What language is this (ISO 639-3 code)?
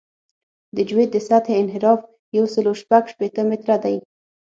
pus